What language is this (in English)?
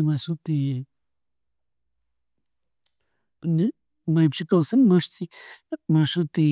Chimborazo Highland Quichua